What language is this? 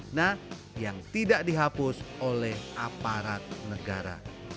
Indonesian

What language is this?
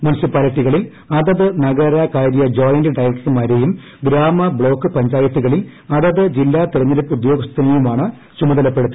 Malayalam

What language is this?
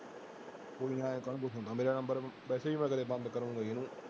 Punjabi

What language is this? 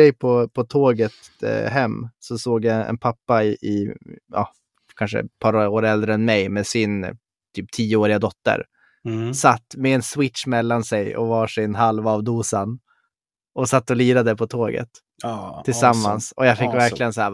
Swedish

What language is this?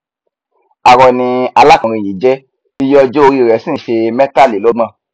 Yoruba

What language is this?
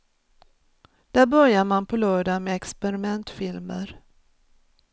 Swedish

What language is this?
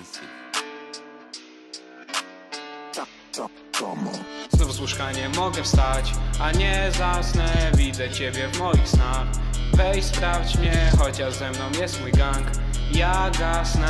Polish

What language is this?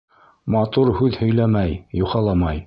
Bashkir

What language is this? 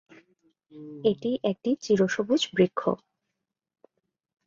Bangla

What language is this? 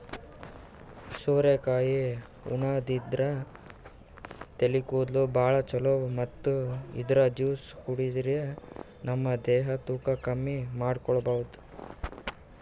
Kannada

